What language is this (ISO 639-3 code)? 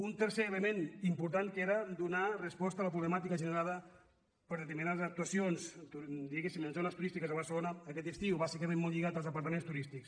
cat